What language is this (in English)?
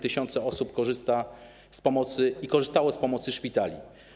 Polish